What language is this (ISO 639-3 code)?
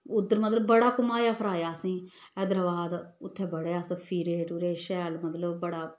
doi